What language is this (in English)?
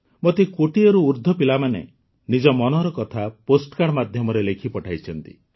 Odia